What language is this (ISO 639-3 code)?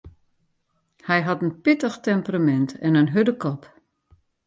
fry